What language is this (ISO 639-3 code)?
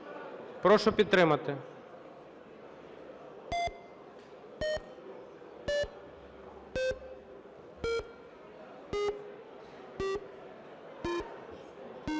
ukr